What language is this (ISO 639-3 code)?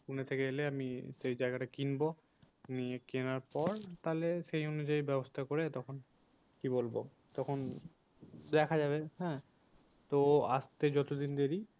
ben